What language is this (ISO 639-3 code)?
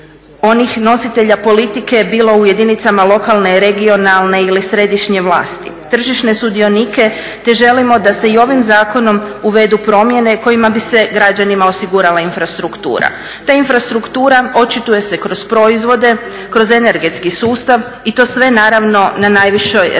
hrv